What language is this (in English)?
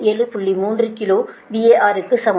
Tamil